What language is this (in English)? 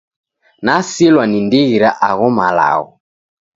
Taita